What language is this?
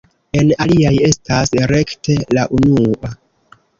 Esperanto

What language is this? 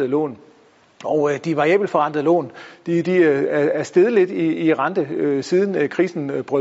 Danish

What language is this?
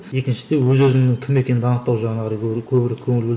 Kazakh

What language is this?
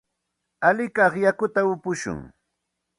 Santa Ana de Tusi Pasco Quechua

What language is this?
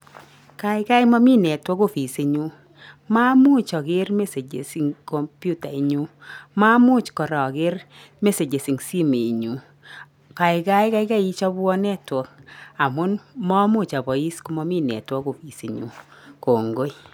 Kalenjin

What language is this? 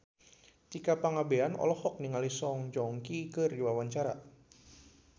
Sundanese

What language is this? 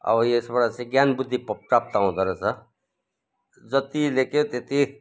Nepali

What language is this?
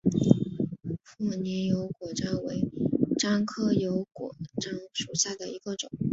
Chinese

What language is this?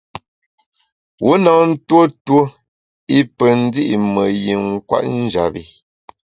Bamun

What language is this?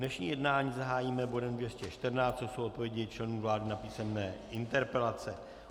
Czech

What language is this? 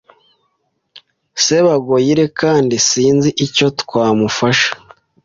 Kinyarwanda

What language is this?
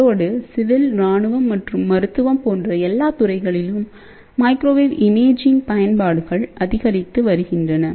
Tamil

